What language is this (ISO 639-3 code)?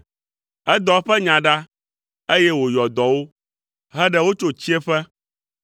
ewe